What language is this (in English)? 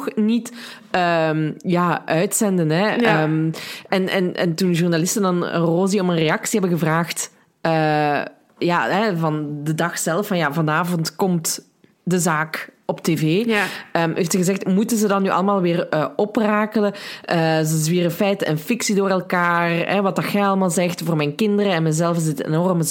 Dutch